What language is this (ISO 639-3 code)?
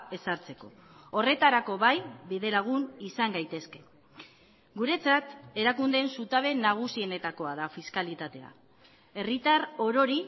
eus